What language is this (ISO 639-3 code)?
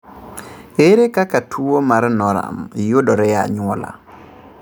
luo